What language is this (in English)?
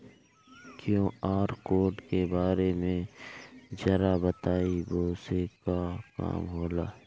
Bhojpuri